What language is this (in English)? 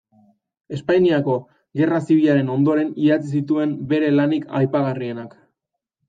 Basque